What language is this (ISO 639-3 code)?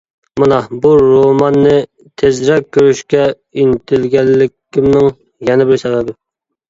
uig